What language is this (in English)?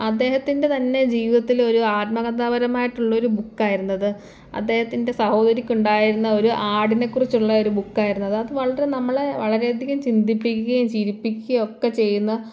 Malayalam